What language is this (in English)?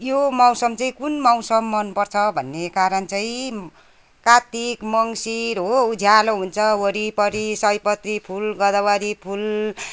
Nepali